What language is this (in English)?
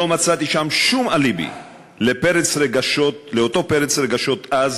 Hebrew